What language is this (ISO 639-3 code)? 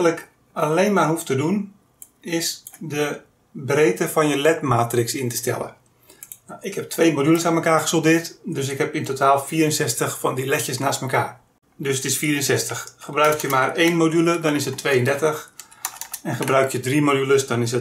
nld